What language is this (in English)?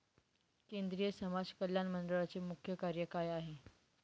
Marathi